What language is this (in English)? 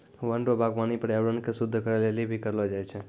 Maithili